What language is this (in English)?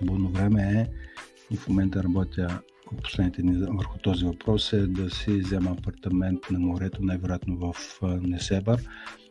Bulgarian